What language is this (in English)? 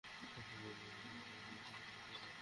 Bangla